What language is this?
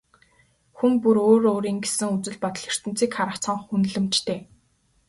Mongolian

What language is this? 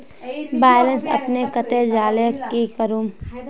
Magahi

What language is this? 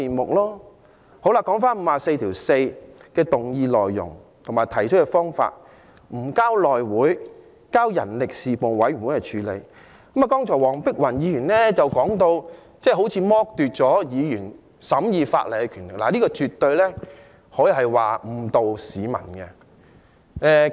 Cantonese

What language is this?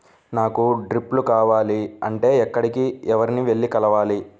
Telugu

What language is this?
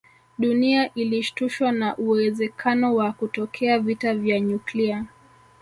Swahili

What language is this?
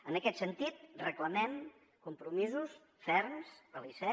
Catalan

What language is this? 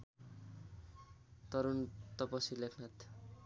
Nepali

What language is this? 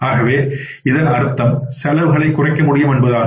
Tamil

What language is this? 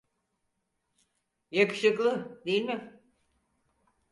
Turkish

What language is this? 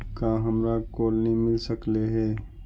Magahi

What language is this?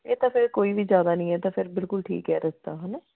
Punjabi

